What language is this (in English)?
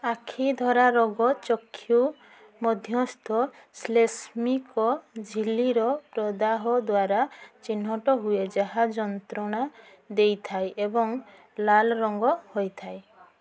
Odia